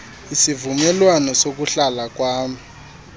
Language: Xhosa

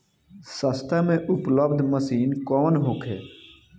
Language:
Bhojpuri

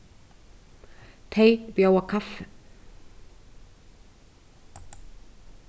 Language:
Faroese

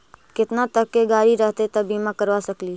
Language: Magahi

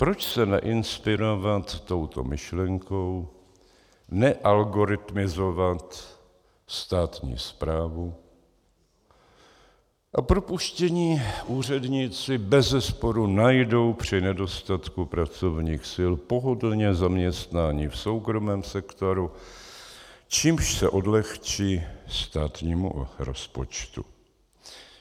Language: Czech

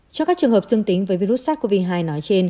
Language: Vietnamese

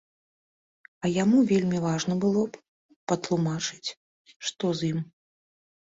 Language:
Belarusian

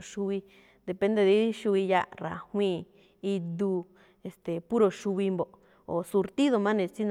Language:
Malinaltepec Me'phaa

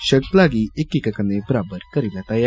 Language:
Dogri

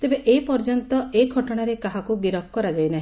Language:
Odia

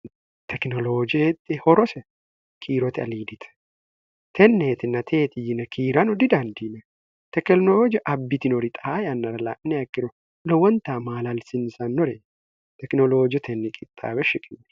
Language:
Sidamo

